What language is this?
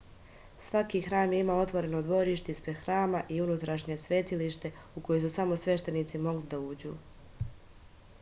Serbian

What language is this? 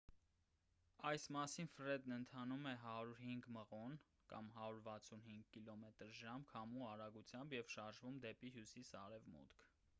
Armenian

